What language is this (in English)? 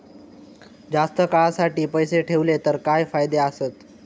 Marathi